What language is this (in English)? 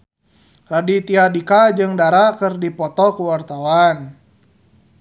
Sundanese